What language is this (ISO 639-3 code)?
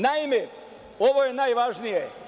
srp